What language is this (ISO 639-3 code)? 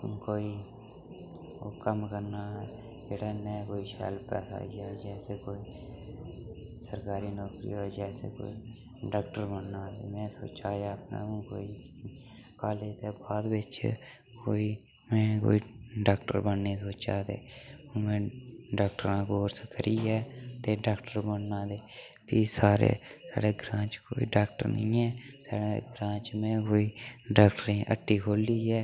doi